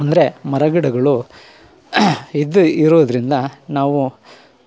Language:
Kannada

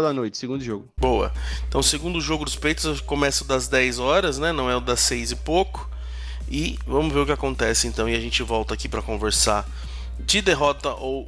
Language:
Portuguese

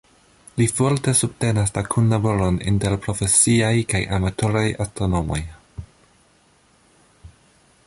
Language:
Esperanto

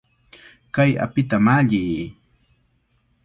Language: Cajatambo North Lima Quechua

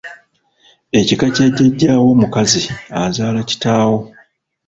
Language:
Ganda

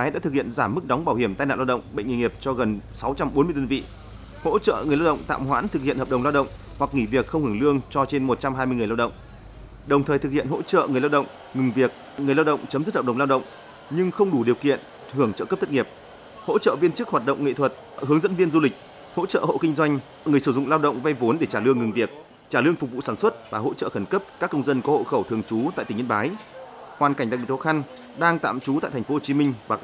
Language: Vietnamese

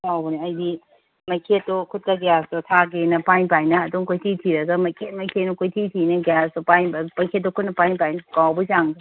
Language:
Manipuri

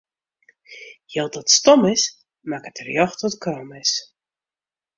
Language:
Western Frisian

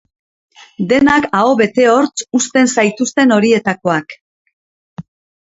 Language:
Basque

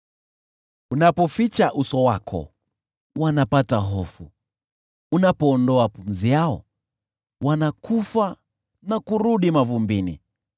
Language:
Swahili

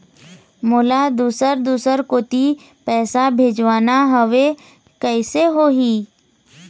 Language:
Chhattisgarhi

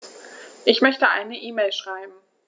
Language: German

